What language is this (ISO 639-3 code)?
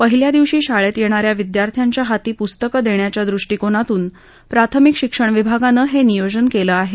mar